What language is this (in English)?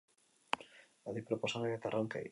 Basque